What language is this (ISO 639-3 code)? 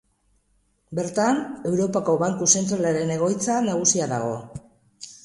eus